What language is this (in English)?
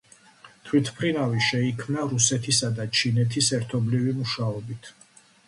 Georgian